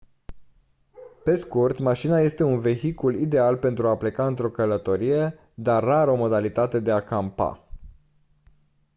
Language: Romanian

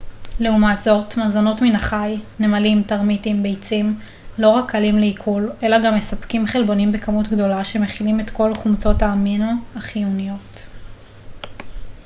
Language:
Hebrew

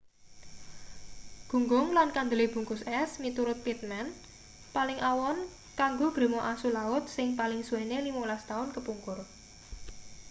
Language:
Javanese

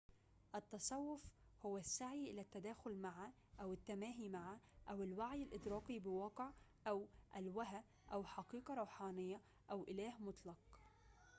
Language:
Arabic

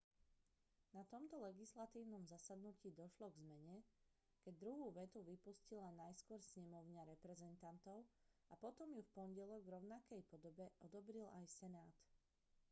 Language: Slovak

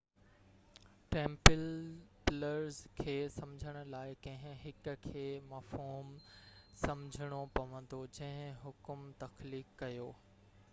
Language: Sindhi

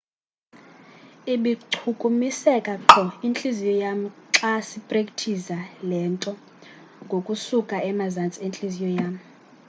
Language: Xhosa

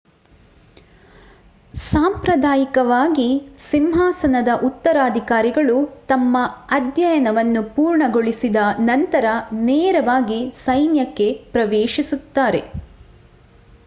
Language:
Kannada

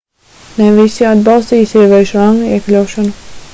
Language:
Latvian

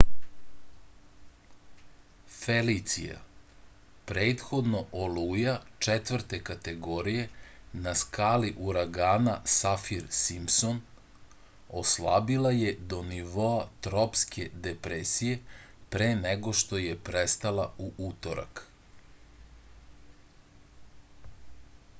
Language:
Serbian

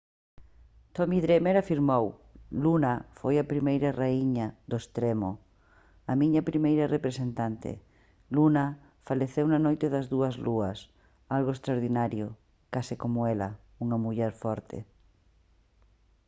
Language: Galician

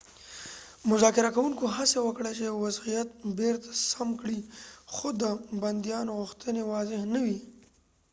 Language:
Pashto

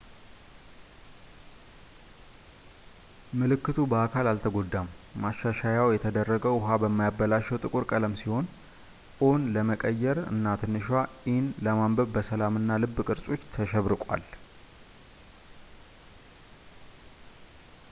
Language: Amharic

